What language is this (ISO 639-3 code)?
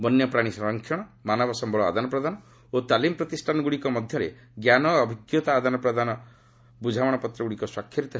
ori